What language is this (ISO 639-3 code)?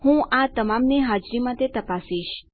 guj